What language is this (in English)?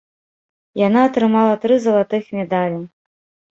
Belarusian